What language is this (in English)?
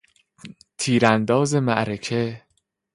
Persian